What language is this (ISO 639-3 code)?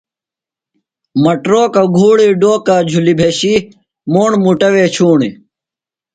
phl